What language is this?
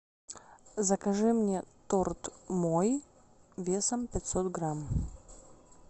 Russian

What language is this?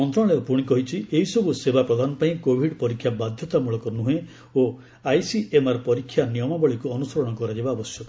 Odia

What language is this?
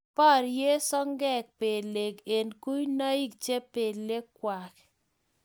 Kalenjin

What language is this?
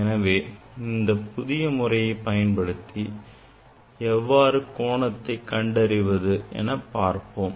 Tamil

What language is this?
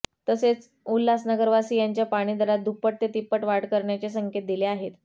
Marathi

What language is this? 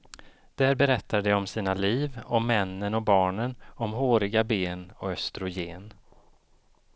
Swedish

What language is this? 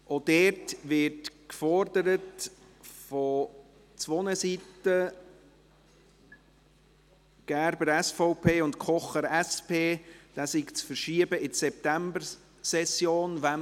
Swiss German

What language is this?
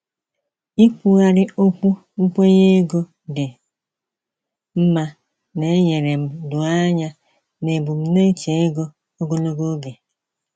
Igbo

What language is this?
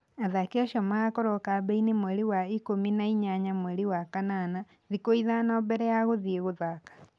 Kikuyu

